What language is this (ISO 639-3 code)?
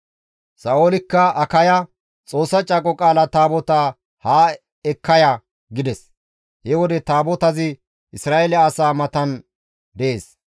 gmv